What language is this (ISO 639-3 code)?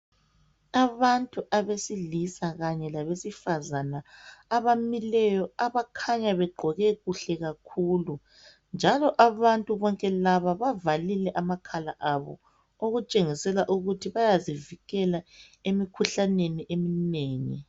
nde